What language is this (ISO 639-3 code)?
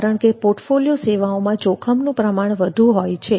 guj